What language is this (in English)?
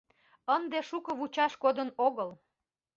Mari